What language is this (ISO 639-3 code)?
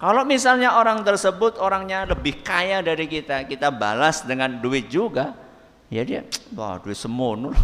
ind